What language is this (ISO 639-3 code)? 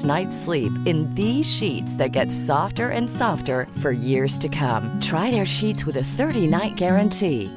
urd